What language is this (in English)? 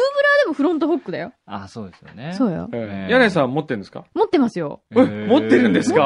Japanese